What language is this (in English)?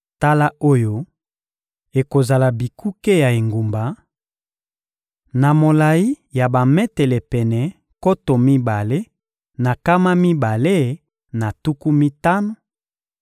Lingala